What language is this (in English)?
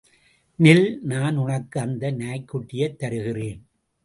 Tamil